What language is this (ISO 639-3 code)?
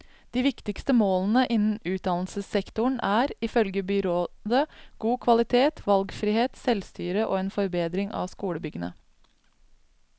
nor